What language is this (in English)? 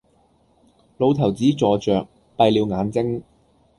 Cantonese